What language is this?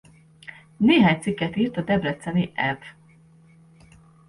Hungarian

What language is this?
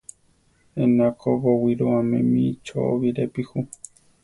Central Tarahumara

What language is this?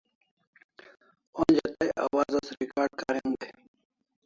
Kalasha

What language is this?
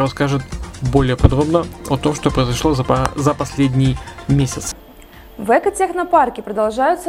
Russian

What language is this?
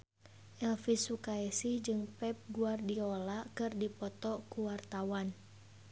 Sundanese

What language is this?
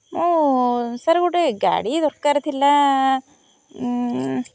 Odia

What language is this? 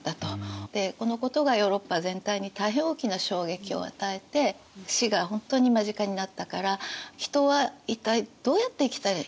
Japanese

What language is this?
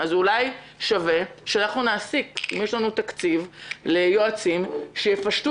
Hebrew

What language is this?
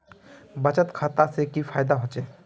Magahi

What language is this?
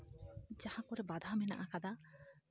Santali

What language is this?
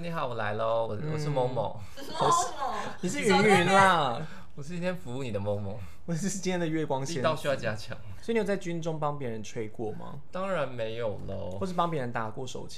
Chinese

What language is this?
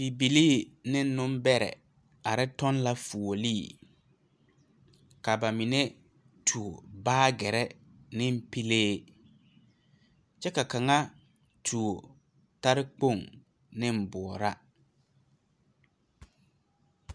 Southern Dagaare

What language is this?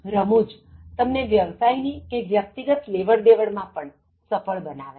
Gujarati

